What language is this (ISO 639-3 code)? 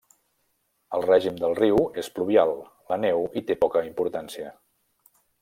cat